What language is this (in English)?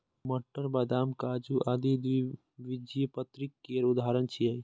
Maithili